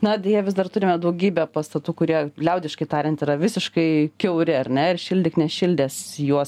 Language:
Lithuanian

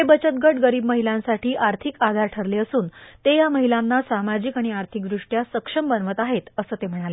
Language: Marathi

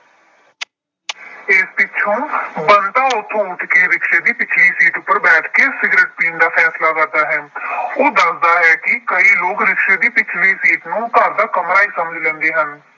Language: Punjabi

